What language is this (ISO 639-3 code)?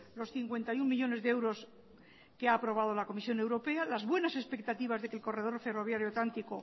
spa